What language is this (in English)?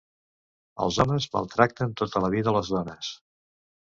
Catalan